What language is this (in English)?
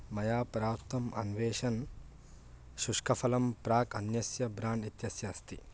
Sanskrit